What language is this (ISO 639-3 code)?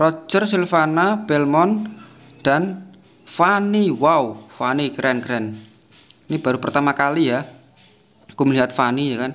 ind